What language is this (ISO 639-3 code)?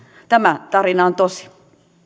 fin